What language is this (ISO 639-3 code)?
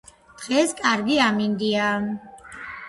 kat